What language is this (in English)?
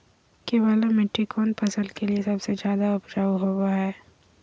Magahi